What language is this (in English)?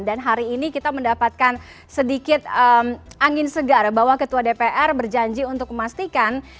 Indonesian